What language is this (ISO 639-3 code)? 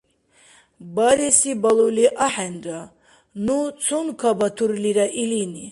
dar